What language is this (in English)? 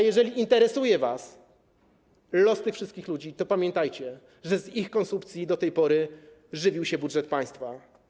Polish